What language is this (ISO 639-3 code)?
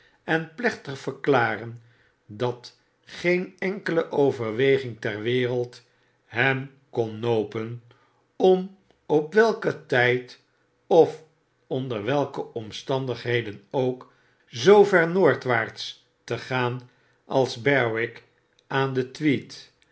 nld